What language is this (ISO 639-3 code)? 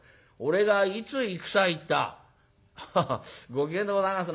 jpn